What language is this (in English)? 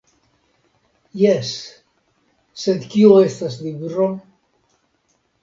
Esperanto